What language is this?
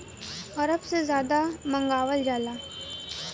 Bhojpuri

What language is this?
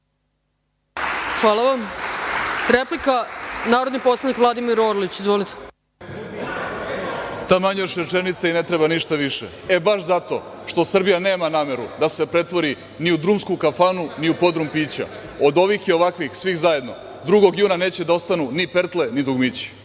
Serbian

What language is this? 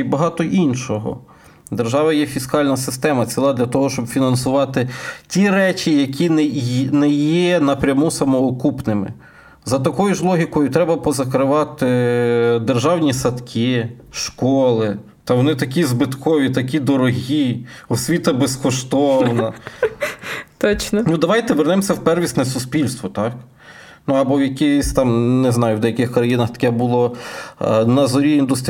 Ukrainian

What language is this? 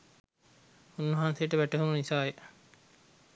Sinhala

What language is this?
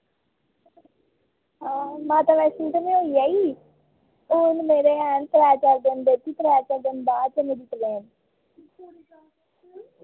Dogri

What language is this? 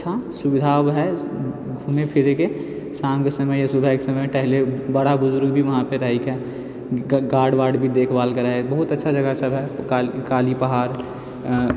Maithili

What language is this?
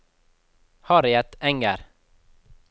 Norwegian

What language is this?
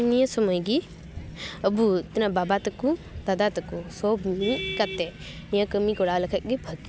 Santali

